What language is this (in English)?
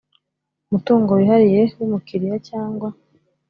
Kinyarwanda